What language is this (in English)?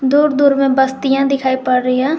Hindi